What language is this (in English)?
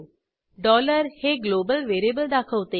Marathi